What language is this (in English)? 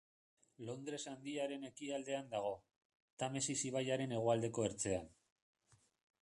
Basque